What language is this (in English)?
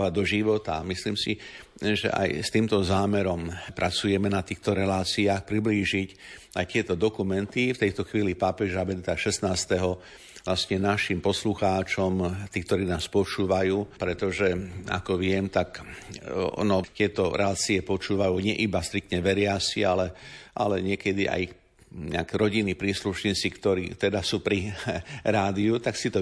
Slovak